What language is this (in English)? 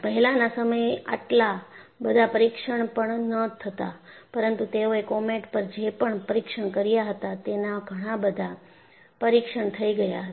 Gujarati